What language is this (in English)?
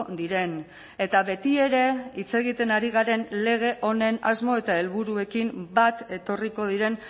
Basque